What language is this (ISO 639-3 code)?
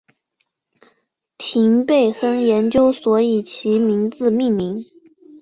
zho